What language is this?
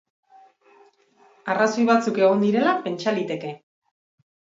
Basque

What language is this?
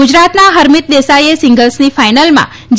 Gujarati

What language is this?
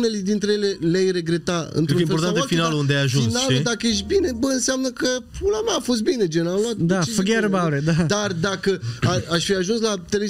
Romanian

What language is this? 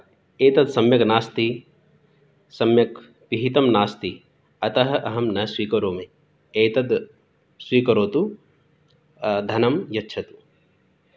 Sanskrit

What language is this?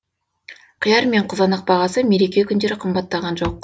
Kazakh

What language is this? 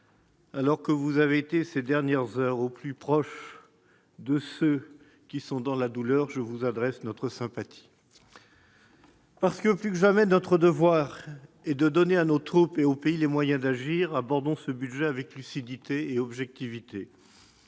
French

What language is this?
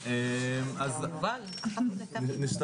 Hebrew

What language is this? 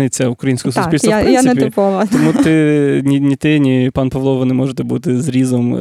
Ukrainian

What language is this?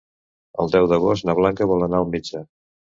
Catalan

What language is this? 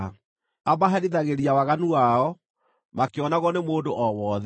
Kikuyu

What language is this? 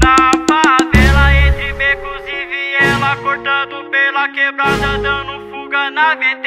Portuguese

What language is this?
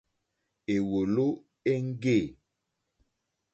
Mokpwe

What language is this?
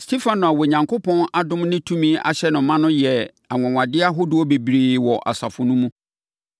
Akan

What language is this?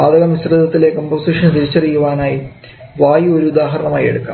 Malayalam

